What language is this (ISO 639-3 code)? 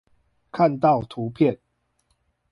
zho